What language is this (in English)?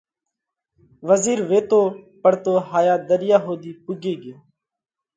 Parkari Koli